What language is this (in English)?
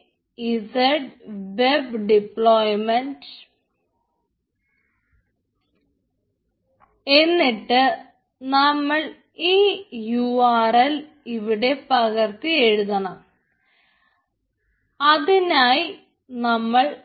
Malayalam